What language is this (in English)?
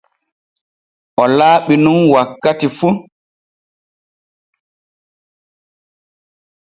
Borgu Fulfulde